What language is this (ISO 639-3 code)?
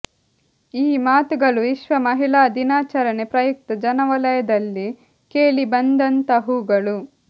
kan